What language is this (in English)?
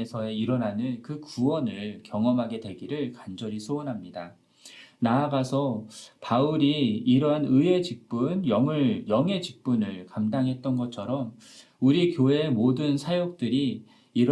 Korean